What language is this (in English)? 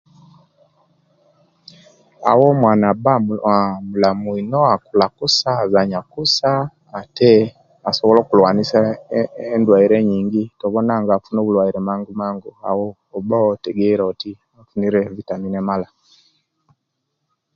Kenyi